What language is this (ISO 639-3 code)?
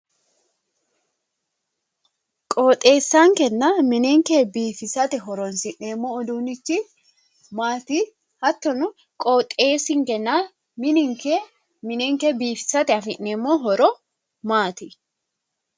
sid